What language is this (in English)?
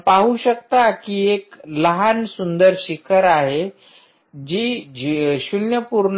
Marathi